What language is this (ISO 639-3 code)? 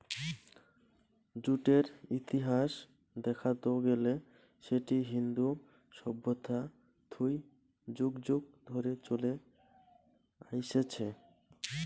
ben